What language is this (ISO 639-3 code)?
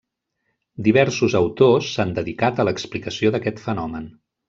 cat